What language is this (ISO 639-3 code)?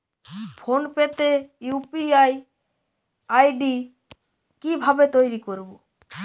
ben